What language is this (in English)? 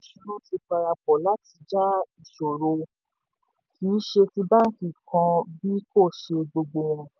Yoruba